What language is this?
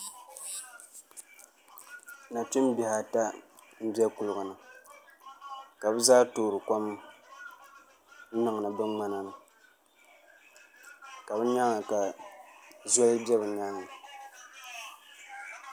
Dagbani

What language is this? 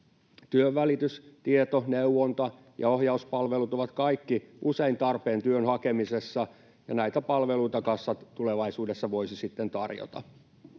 Finnish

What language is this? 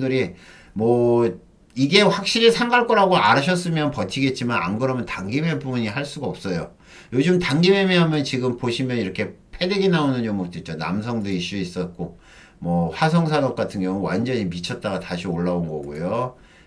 Korean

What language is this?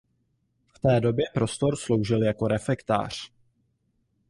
Czech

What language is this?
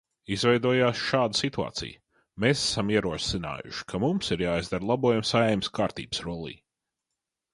Latvian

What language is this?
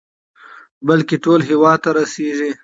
Pashto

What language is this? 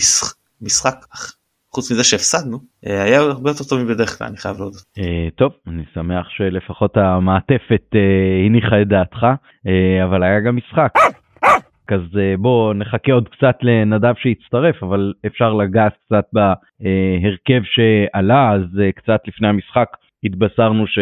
Hebrew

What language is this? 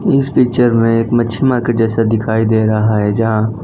Hindi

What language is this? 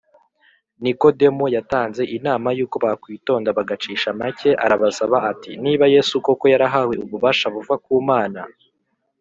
Kinyarwanda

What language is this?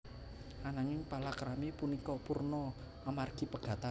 Javanese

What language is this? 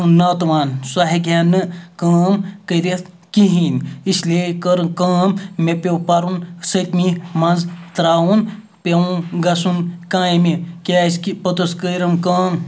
Kashmiri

